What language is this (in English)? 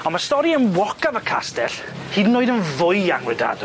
Welsh